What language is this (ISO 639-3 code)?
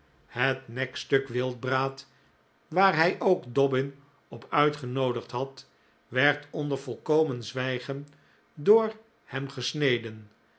nld